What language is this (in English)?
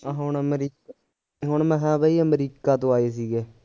Punjabi